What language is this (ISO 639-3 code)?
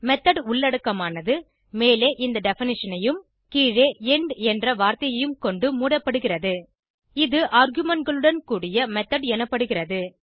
tam